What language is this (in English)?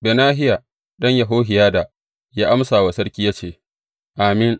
Hausa